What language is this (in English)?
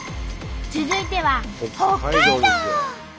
Japanese